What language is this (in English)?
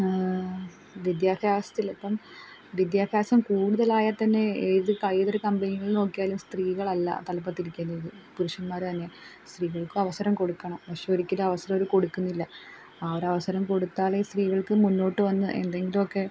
Malayalam